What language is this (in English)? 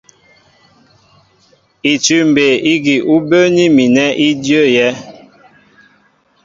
Mbo (Cameroon)